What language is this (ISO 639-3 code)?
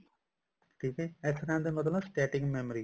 pan